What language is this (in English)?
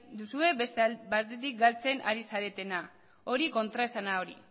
Basque